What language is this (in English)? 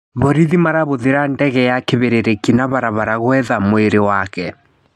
Kikuyu